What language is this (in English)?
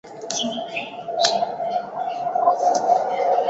Chinese